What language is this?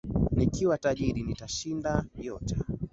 Swahili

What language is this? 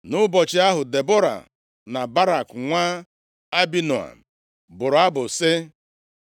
Igbo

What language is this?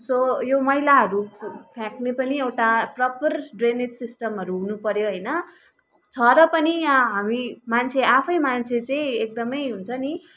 Nepali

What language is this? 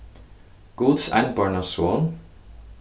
Faroese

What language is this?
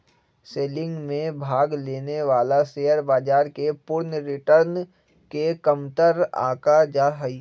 Magahi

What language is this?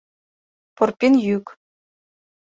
Mari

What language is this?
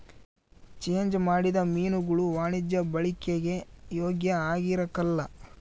Kannada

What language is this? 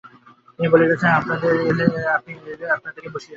Bangla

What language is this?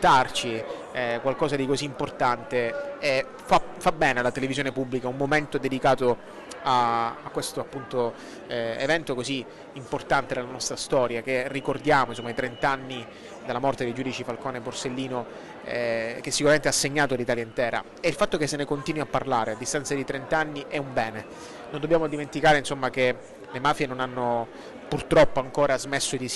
Italian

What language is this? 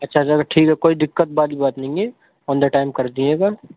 Urdu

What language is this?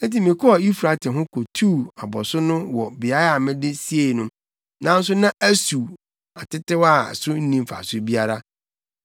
Akan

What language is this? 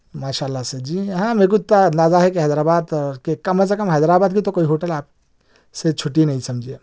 Urdu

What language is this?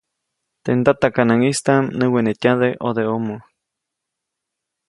Copainalá Zoque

